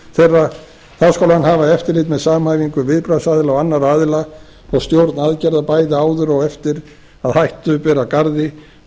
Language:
Icelandic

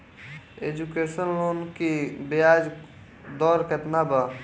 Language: Bhojpuri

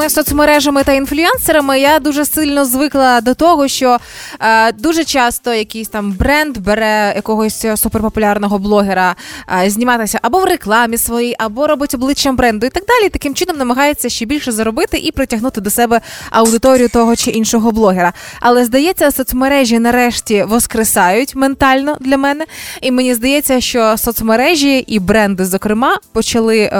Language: Ukrainian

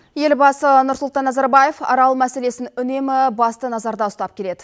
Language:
Kazakh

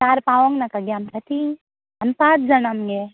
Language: Konkani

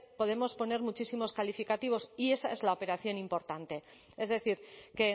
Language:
Spanish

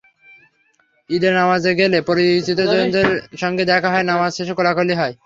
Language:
Bangla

